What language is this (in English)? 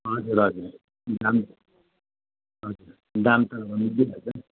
Nepali